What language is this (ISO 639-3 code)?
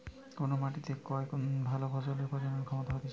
ben